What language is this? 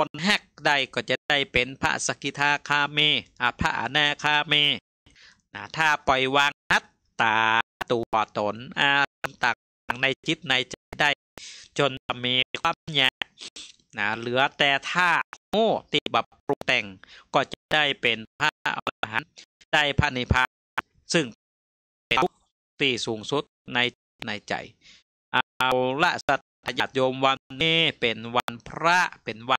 Thai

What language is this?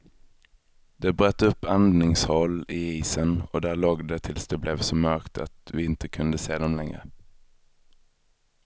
Swedish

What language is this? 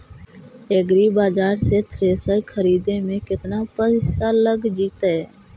Magahi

